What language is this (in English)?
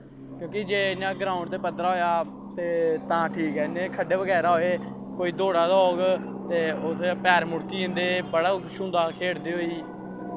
Dogri